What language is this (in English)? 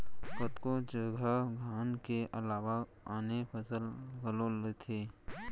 Chhattisgarhi